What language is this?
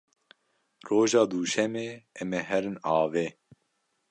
Kurdish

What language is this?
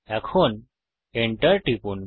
Bangla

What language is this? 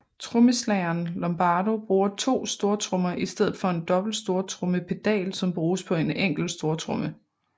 Danish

